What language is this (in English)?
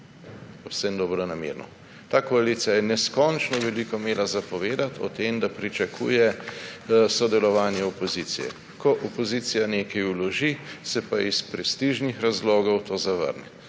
Slovenian